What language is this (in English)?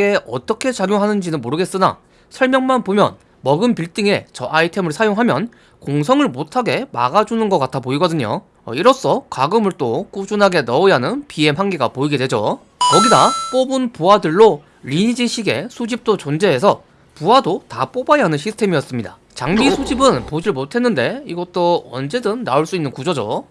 Korean